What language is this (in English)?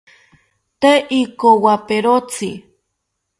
South Ucayali Ashéninka